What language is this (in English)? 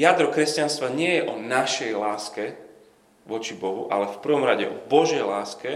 Slovak